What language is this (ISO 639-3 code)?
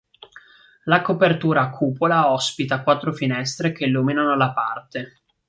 ita